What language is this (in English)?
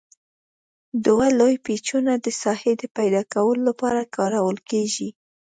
Pashto